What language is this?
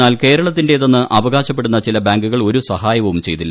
Malayalam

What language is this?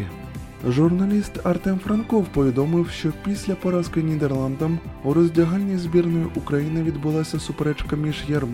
Ukrainian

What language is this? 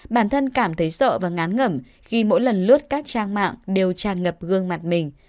Vietnamese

